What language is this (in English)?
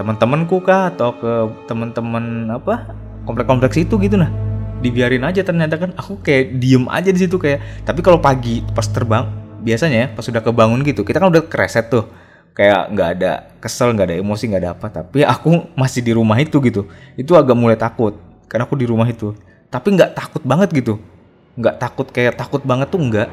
Indonesian